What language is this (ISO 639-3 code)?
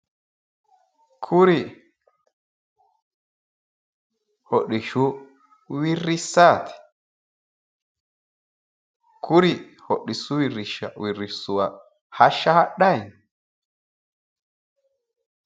sid